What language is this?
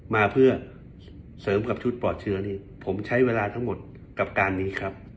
Thai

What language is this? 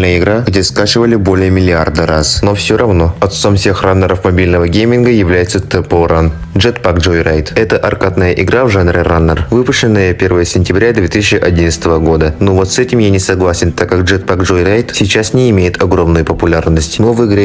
Russian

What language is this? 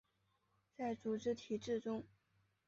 Chinese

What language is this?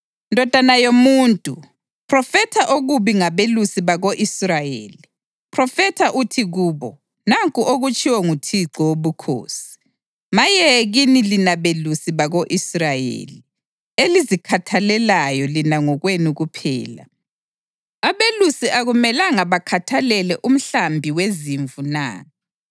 North Ndebele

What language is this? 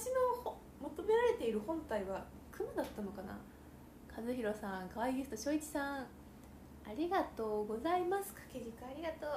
Japanese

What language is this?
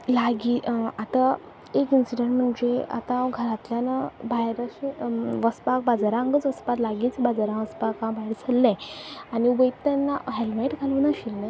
Konkani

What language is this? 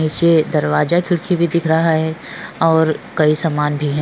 Hindi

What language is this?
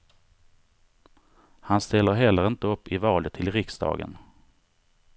Swedish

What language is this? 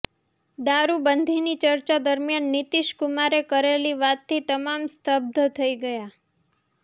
Gujarati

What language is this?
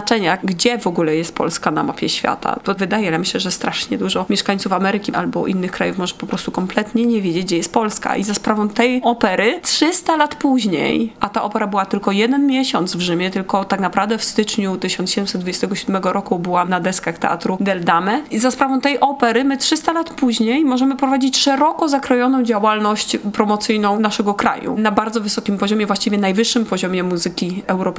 Polish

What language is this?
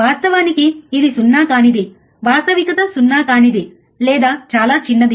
Telugu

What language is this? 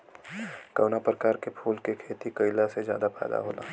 Bhojpuri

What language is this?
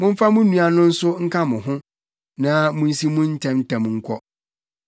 Akan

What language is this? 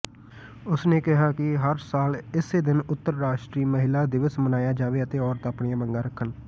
Punjabi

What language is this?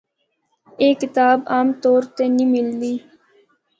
Northern Hindko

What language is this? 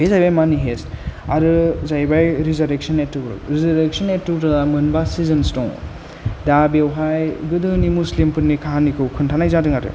Bodo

